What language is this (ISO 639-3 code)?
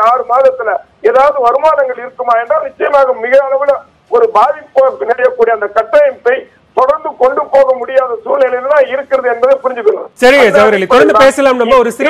hin